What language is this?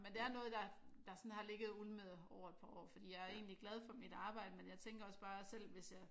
Danish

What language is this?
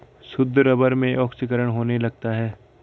Hindi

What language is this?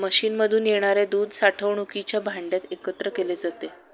Marathi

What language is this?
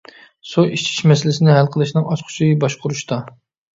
Uyghur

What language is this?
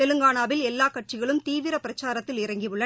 Tamil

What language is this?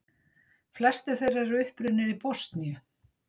Icelandic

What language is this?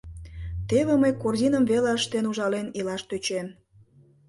Mari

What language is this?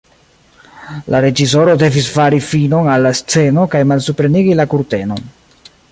Esperanto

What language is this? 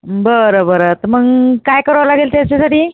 Marathi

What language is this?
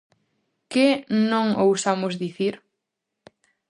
Galician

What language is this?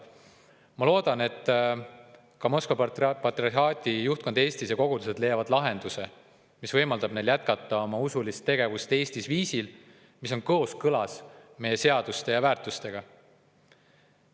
Estonian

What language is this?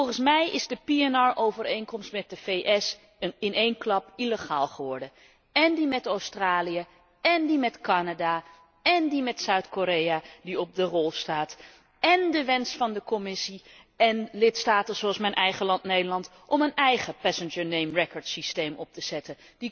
Dutch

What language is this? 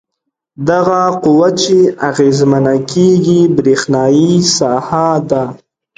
Pashto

